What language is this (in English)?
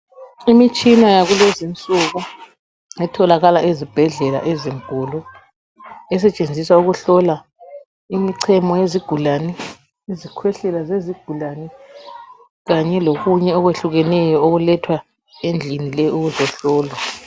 North Ndebele